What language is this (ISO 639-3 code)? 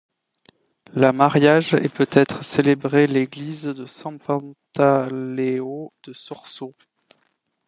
fra